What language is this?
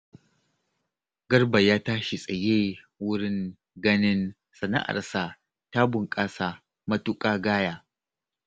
Hausa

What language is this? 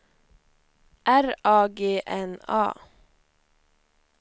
Swedish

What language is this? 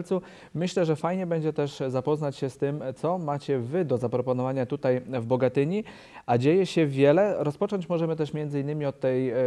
Polish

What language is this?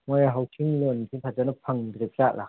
Manipuri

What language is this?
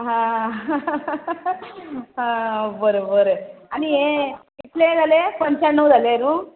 Konkani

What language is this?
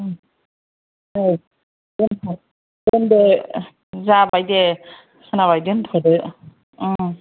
Bodo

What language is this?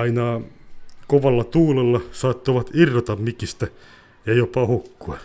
Finnish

